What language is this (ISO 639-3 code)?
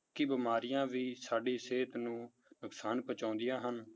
pan